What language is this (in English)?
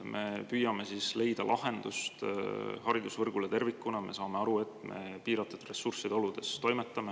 Estonian